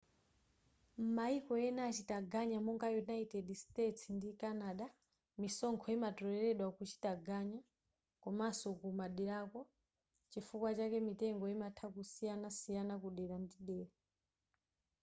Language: Nyanja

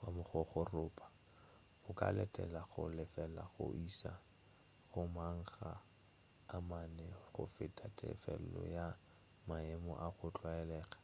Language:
Northern Sotho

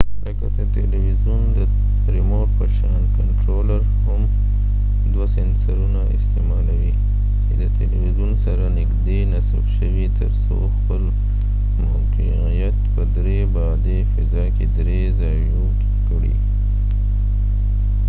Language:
Pashto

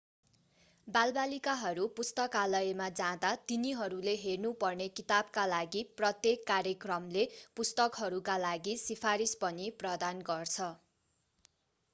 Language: Nepali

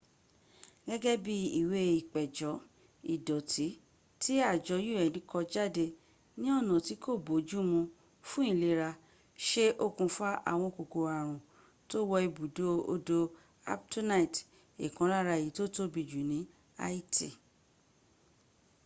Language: Yoruba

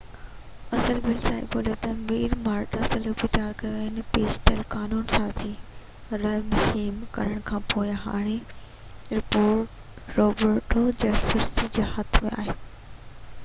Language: Sindhi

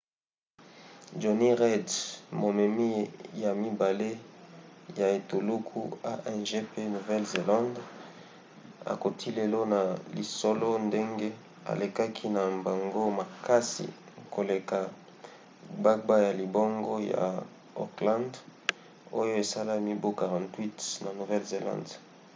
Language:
Lingala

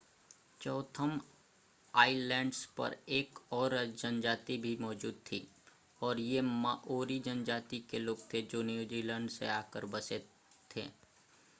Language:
Hindi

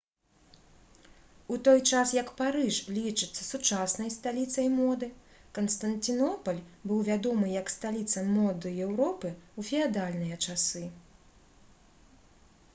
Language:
Belarusian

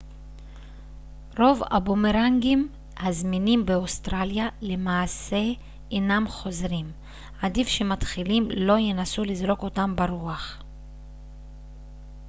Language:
Hebrew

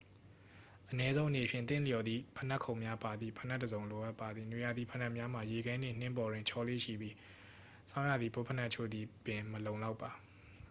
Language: Burmese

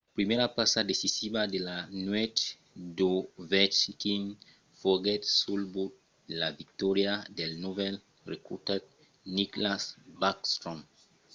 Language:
Occitan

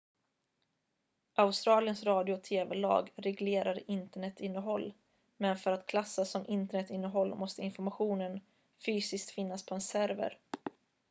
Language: Swedish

